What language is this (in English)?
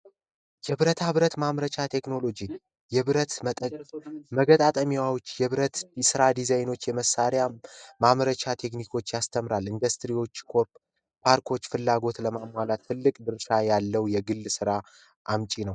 Amharic